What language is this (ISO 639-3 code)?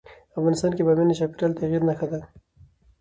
pus